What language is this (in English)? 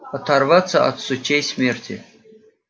Russian